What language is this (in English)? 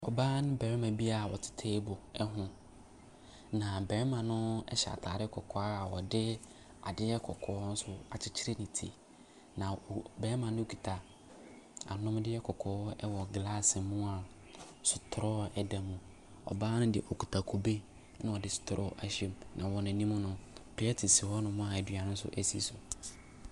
Akan